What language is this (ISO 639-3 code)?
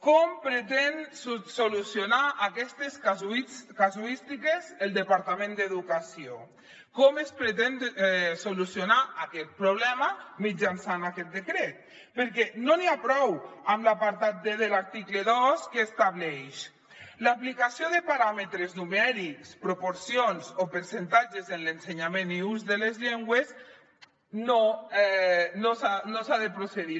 cat